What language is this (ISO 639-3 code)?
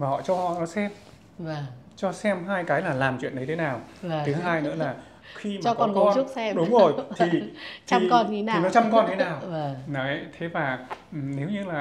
vie